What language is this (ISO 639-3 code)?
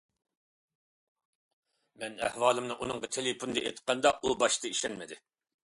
uig